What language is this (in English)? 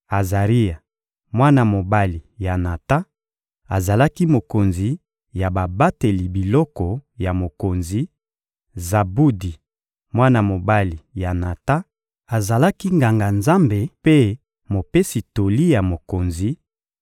Lingala